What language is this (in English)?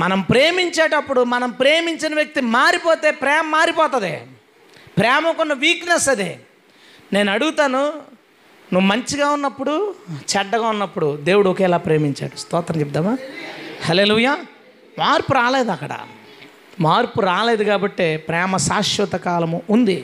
Telugu